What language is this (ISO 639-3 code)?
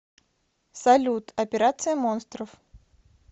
rus